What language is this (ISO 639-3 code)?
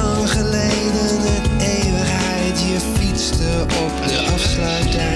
nld